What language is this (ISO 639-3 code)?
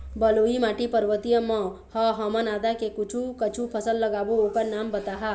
hne